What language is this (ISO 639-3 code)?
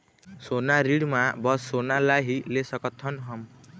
hne